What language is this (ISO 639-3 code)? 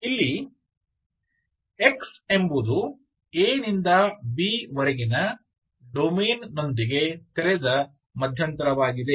kan